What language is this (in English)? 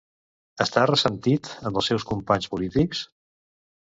Catalan